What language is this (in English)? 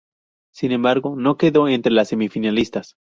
Spanish